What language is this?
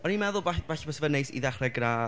Welsh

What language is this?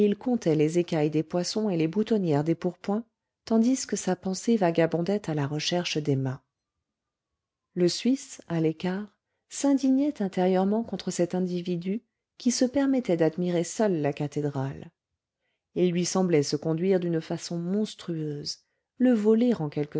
French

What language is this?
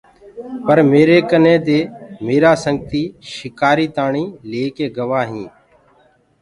Gurgula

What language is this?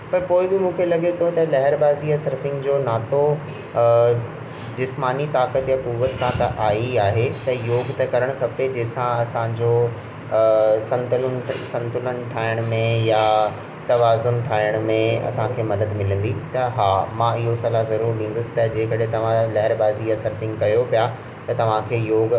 Sindhi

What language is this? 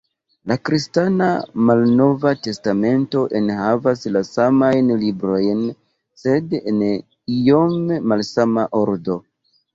Esperanto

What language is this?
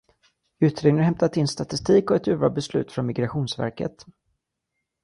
Swedish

